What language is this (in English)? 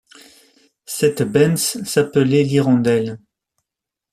French